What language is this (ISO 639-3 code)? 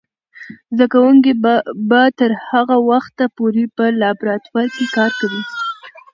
pus